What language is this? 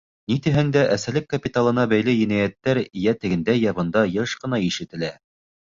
Bashkir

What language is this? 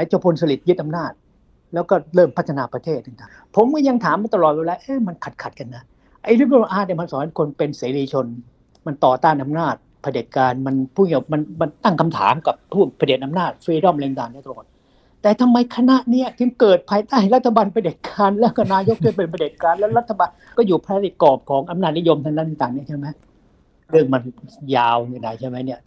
Thai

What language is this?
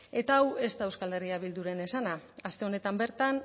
Basque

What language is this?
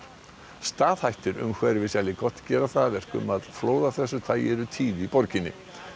Icelandic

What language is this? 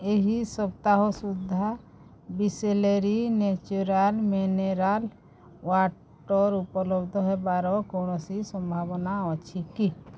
Odia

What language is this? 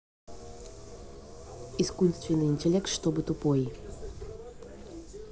Russian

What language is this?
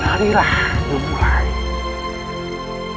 Indonesian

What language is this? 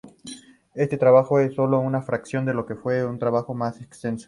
Spanish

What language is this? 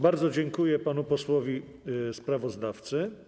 Polish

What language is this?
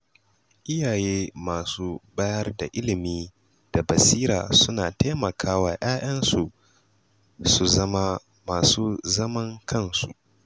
Hausa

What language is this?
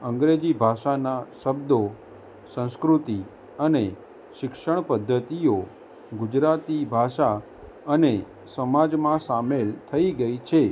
Gujarati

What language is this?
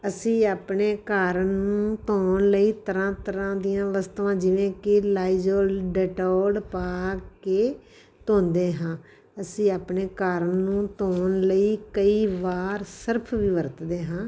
Punjabi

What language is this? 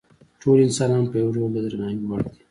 Pashto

